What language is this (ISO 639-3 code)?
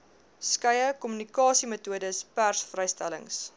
afr